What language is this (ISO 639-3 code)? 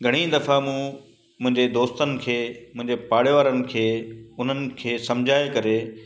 snd